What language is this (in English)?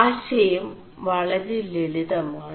Malayalam